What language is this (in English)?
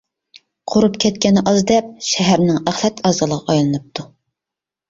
Uyghur